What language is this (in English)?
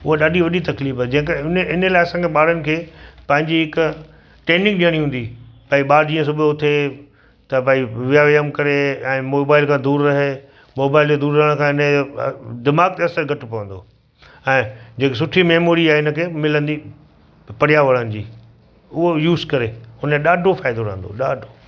Sindhi